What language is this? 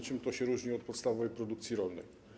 Polish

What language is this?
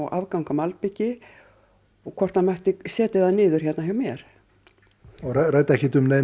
Icelandic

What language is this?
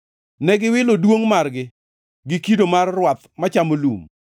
Luo (Kenya and Tanzania)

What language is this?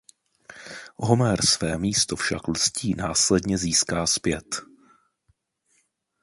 Czech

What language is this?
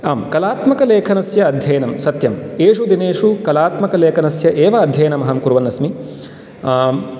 Sanskrit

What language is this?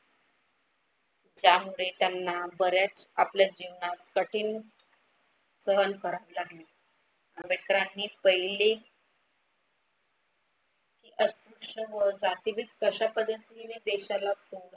Marathi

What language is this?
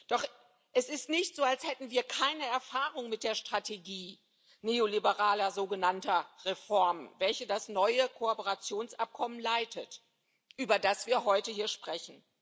German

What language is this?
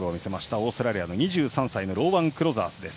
Japanese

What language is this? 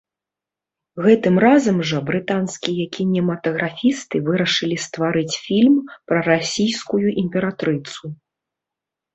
Belarusian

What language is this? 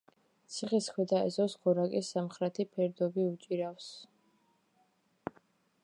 Georgian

